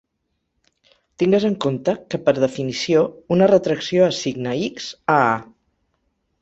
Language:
Catalan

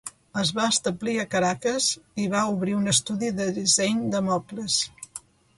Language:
Catalan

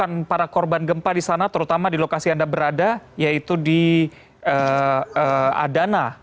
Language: Indonesian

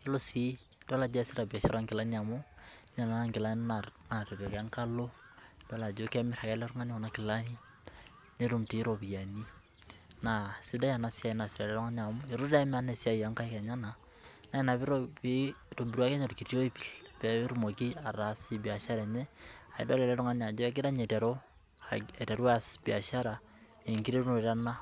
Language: Masai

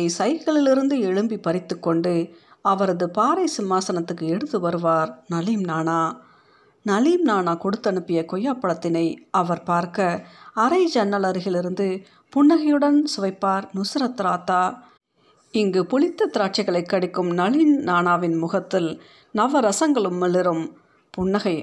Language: Tamil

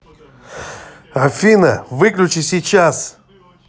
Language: Russian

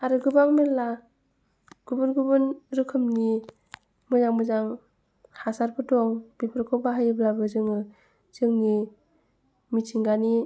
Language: Bodo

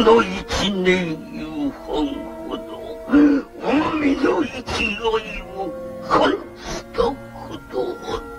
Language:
Japanese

